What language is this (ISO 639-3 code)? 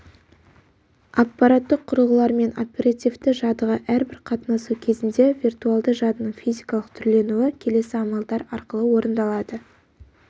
kaz